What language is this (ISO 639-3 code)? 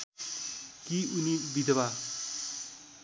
nep